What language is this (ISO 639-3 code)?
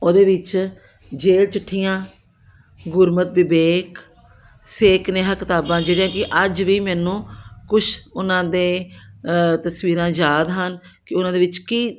pan